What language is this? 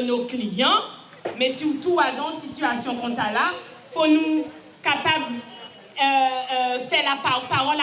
French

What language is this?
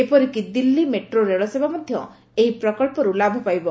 Odia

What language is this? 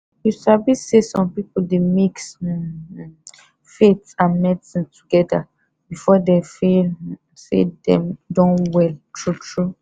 Nigerian Pidgin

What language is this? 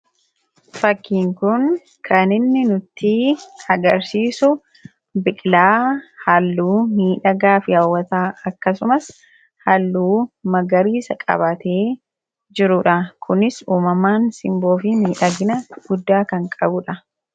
Oromo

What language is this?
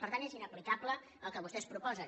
Catalan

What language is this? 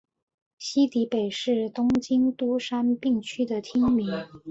Chinese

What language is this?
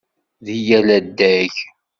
Kabyle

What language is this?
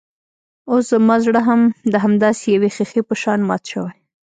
Pashto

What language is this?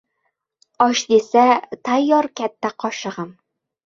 Uzbek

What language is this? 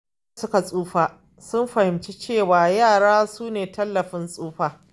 Hausa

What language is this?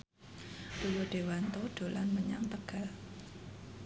Javanese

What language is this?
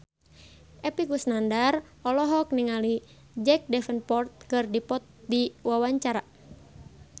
Sundanese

